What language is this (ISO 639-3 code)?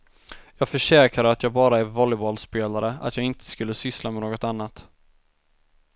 swe